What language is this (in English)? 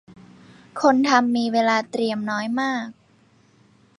Thai